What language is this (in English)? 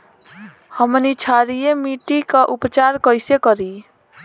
Bhojpuri